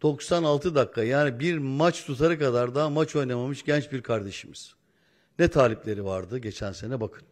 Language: Turkish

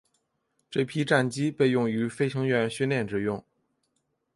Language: Chinese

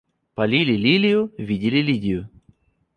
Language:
Russian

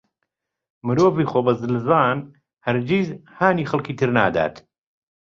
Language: Central Kurdish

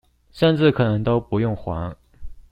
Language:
Chinese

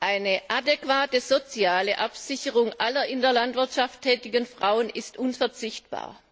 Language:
German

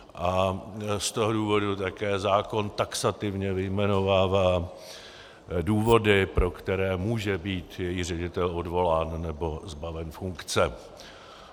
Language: Czech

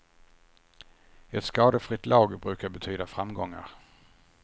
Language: Swedish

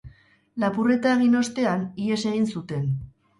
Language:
Basque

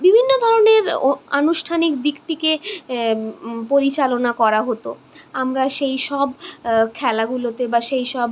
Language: Bangla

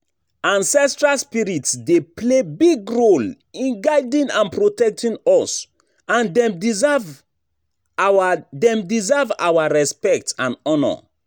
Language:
Nigerian Pidgin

